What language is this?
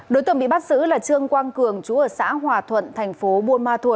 Vietnamese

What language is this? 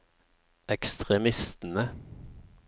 Norwegian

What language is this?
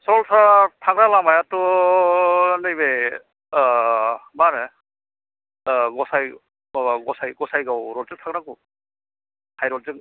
Bodo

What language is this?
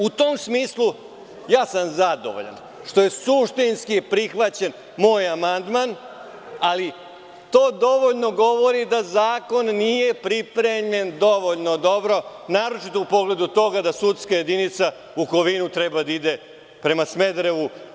Serbian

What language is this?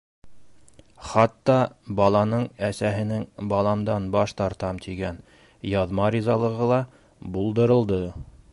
Bashkir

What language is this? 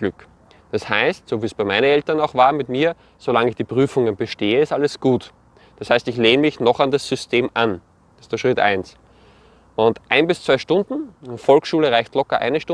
German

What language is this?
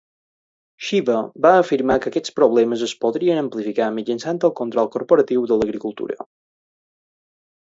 Catalan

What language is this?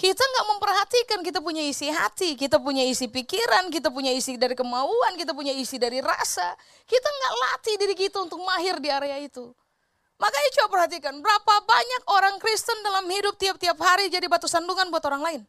Indonesian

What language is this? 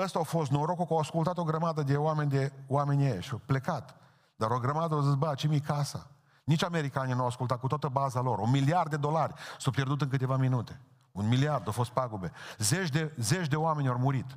Romanian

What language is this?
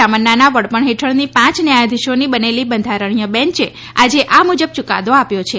Gujarati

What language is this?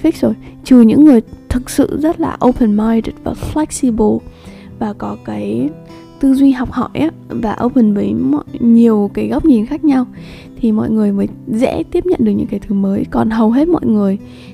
Vietnamese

